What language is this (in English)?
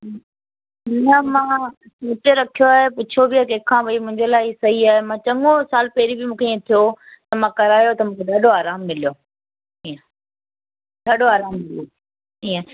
Sindhi